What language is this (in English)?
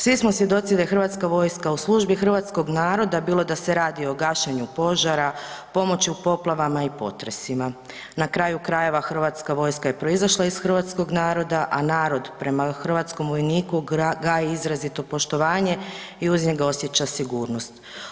Croatian